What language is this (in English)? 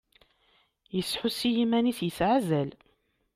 Kabyle